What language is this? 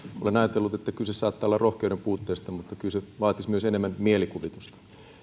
Finnish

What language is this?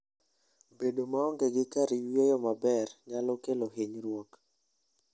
Luo (Kenya and Tanzania)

